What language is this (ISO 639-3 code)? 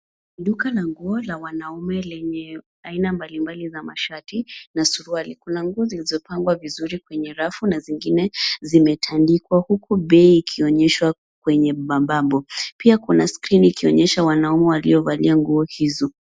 swa